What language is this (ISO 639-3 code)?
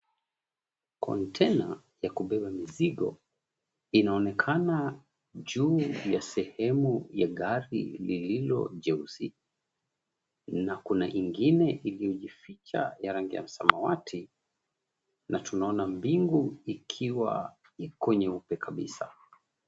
swa